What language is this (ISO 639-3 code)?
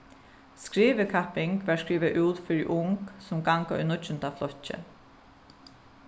fao